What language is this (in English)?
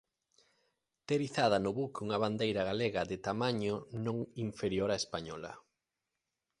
Galician